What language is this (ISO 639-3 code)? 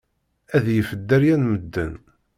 kab